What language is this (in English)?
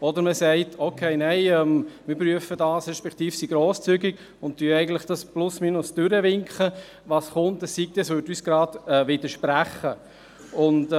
Swiss German